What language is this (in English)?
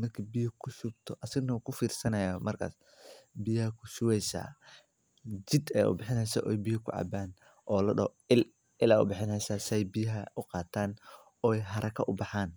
Somali